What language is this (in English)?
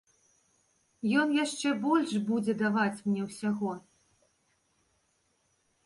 Belarusian